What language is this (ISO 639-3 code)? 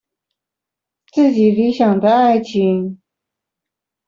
zho